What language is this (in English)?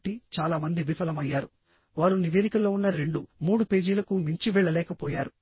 Telugu